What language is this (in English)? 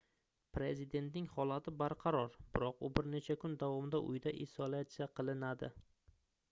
Uzbek